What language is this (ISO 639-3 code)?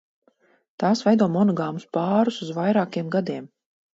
lav